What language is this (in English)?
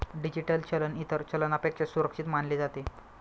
Marathi